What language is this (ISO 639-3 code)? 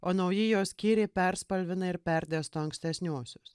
lit